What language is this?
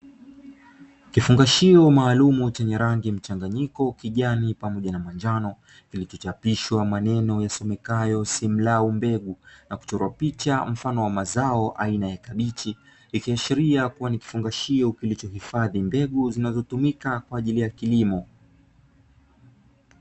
Swahili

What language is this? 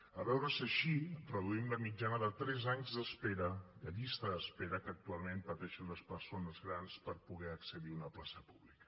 Catalan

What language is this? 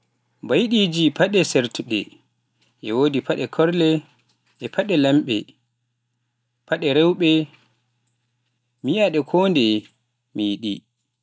Pular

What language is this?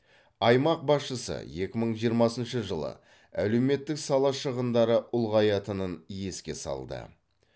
Kazakh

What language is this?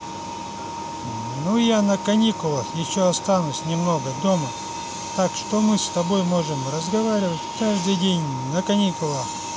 Russian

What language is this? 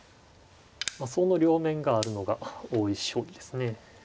Japanese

